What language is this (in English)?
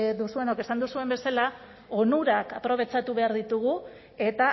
Basque